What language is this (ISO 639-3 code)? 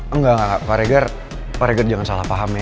ind